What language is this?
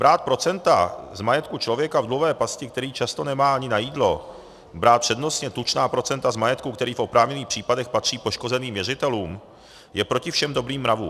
Czech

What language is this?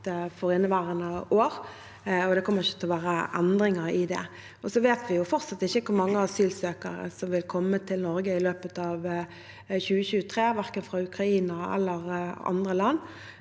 Norwegian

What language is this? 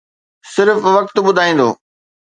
Sindhi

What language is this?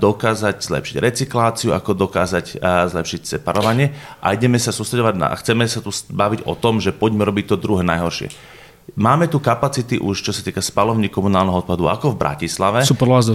Slovak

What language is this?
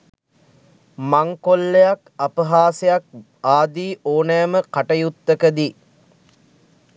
Sinhala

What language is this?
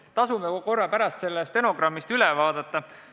Estonian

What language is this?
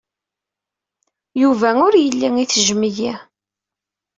Kabyle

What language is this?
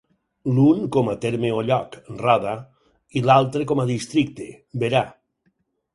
Catalan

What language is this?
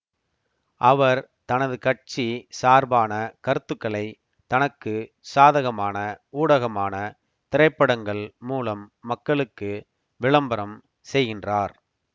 Tamil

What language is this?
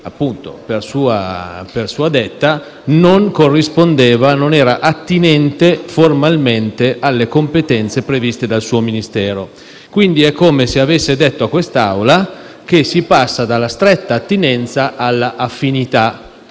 Italian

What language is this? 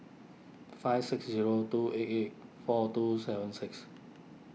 English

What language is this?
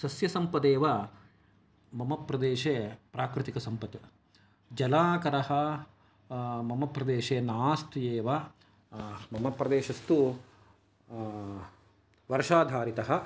Sanskrit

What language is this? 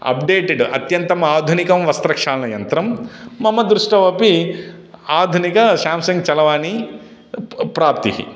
Sanskrit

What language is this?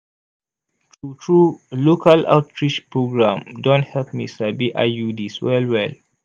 Nigerian Pidgin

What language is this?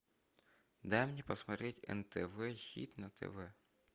Russian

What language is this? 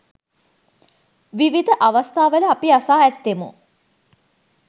Sinhala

